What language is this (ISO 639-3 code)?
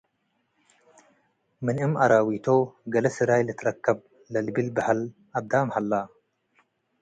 tig